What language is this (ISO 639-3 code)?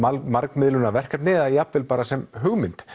isl